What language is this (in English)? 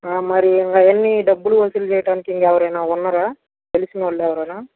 Telugu